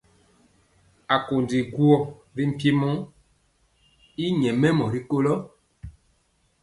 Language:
Mpiemo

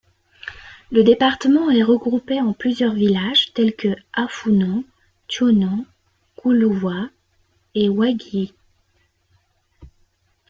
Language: French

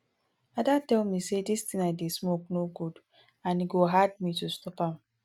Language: Nigerian Pidgin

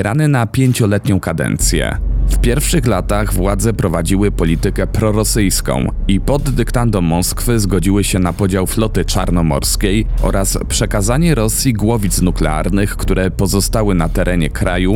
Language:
Polish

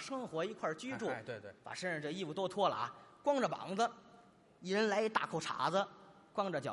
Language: Chinese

